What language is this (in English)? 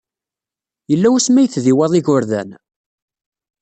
Kabyle